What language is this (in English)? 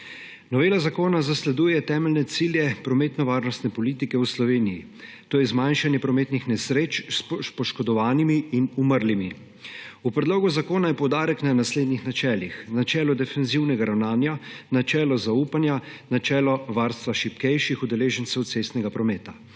Slovenian